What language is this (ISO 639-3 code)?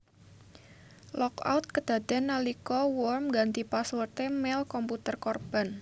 jav